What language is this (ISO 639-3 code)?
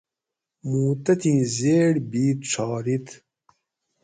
gwc